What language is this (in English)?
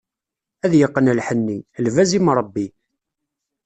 Kabyle